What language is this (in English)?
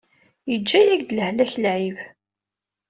Kabyle